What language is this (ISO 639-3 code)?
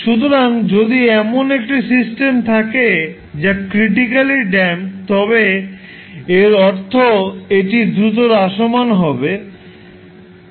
ben